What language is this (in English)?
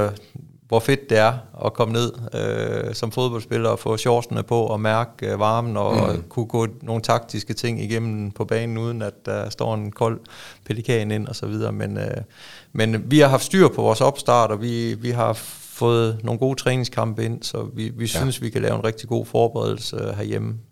Danish